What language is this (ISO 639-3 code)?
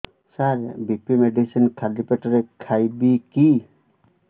ori